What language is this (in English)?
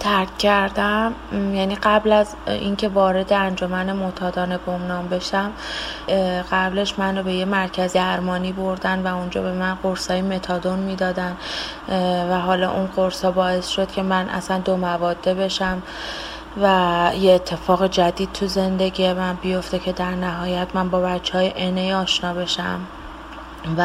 Persian